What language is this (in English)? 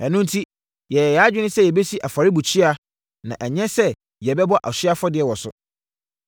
Akan